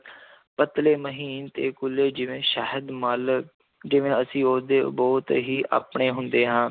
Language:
Punjabi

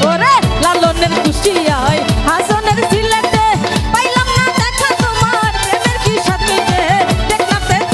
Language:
Thai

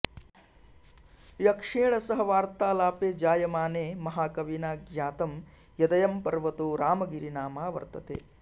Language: Sanskrit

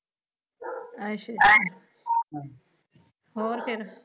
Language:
Punjabi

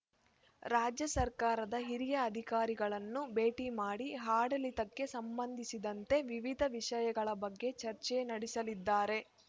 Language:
Kannada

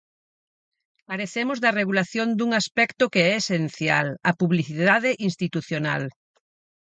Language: Galician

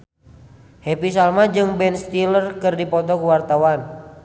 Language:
Sundanese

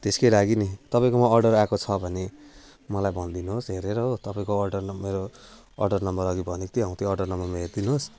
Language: Nepali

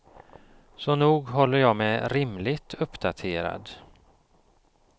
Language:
Swedish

